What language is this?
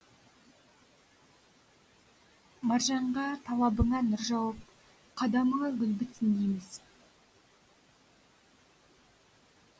Kazakh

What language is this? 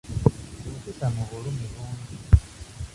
Ganda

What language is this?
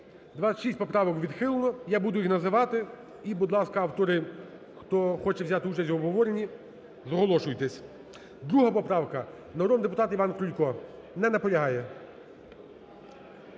Ukrainian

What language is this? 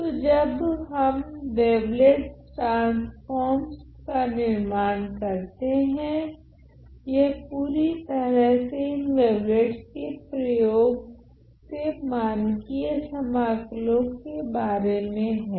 Hindi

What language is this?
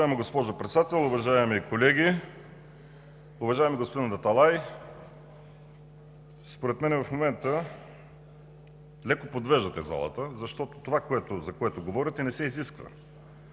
Bulgarian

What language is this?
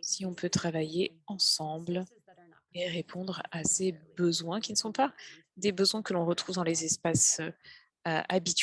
French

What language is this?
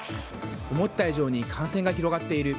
Japanese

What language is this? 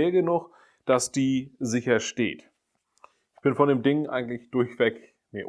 German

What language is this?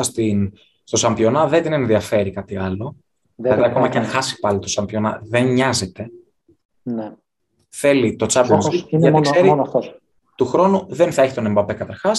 Greek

